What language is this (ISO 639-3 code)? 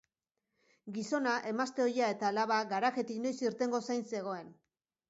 eus